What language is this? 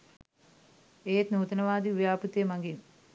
Sinhala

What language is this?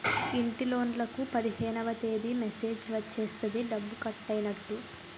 Telugu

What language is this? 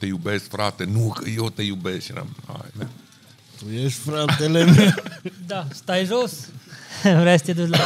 Romanian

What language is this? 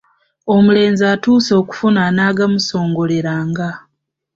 Ganda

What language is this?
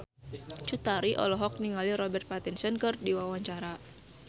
Sundanese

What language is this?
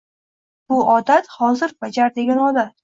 Uzbek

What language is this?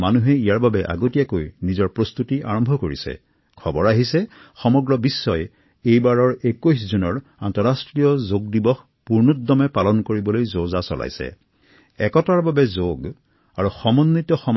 Assamese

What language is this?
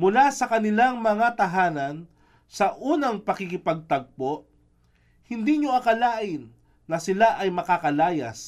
Filipino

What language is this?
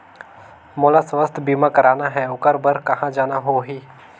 Chhattisgarhi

